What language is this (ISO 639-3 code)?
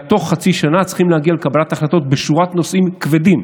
heb